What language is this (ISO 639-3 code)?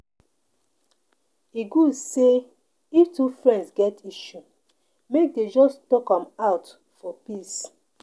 pcm